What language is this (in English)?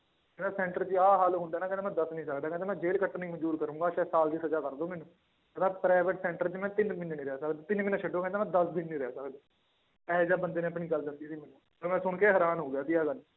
Punjabi